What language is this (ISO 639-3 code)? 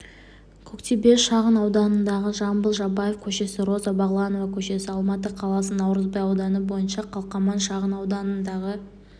kaz